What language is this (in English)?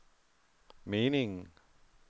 Danish